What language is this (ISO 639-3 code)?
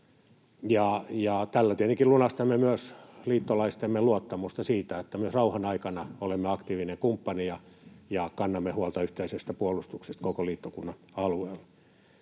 fin